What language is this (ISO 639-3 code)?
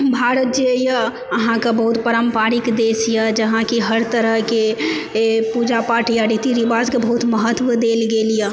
mai